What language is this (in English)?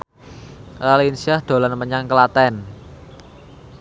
Javanese